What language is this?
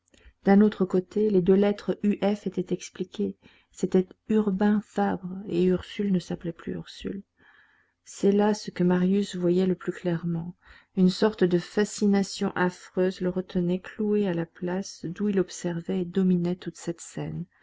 French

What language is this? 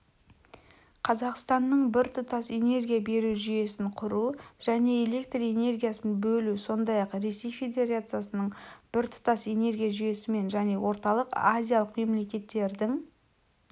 Kazakh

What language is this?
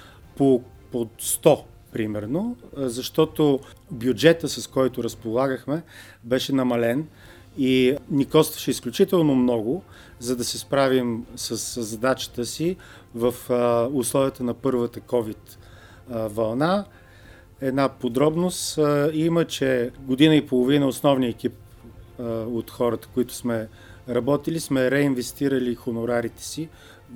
Bulgarian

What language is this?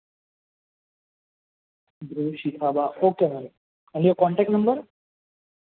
Gujarati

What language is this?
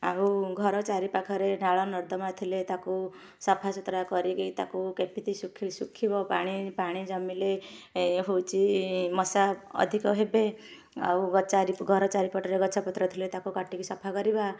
Odia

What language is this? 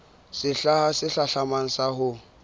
Southern Sotho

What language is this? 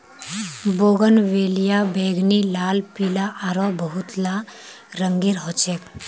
Magahi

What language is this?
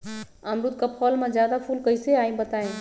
Magahi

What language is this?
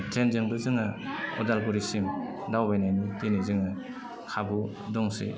Bodo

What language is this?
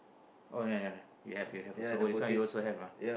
English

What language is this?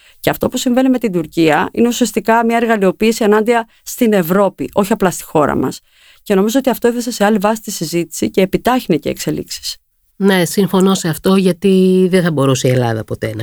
Greek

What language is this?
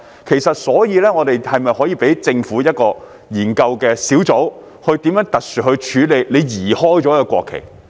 Cantonese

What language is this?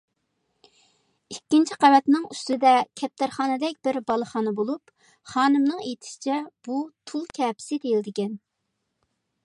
Uyghur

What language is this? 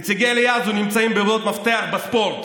Hebrew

